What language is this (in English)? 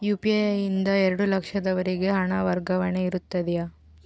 Kannada